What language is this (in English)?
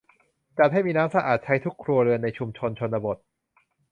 Thai